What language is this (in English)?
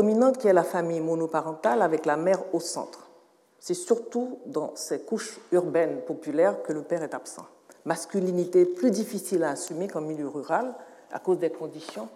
French